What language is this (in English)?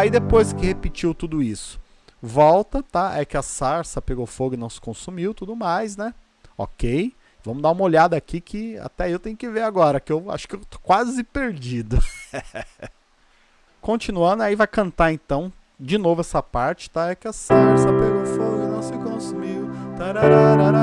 Portuguese